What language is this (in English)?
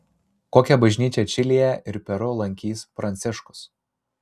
Lithuanian